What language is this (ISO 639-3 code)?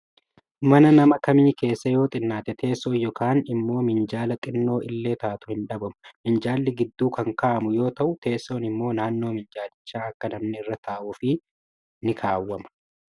orm